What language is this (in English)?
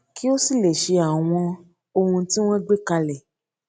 Yoruba